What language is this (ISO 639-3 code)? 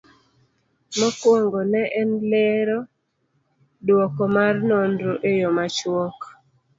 luo